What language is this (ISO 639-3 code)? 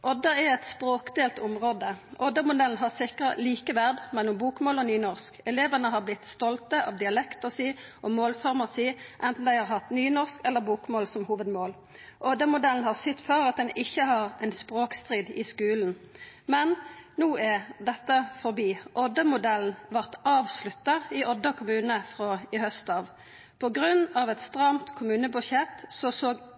nno